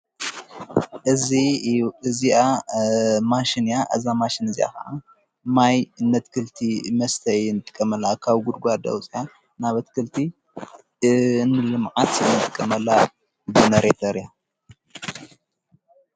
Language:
Tigrinya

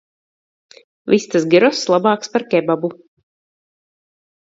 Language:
Latvian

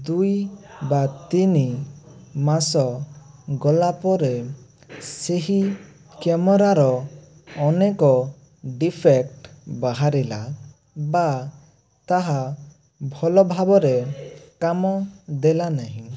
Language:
Odia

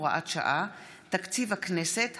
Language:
Hebrew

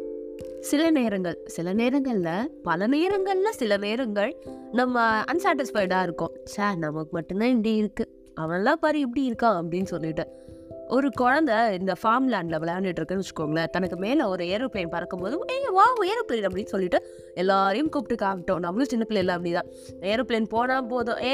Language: Tamil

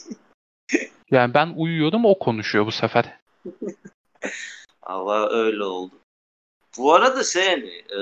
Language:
Turkish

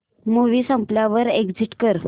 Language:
Marathi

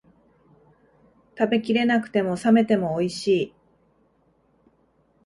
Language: Japanese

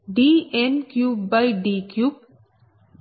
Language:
Telugu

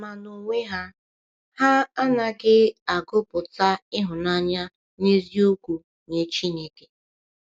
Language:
Igbo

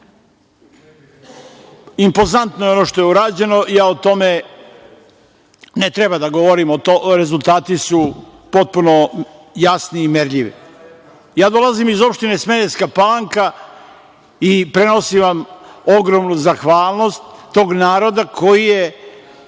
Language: Serbian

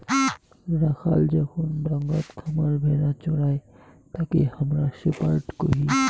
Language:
Bangla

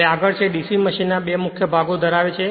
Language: Gujarati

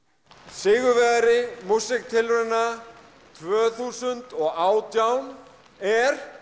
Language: Icelandic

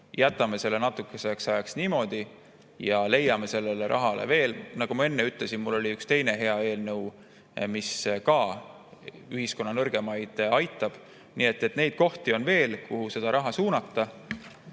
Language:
Estonian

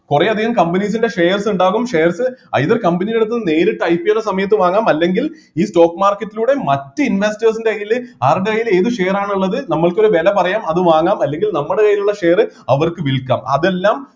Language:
Malayalam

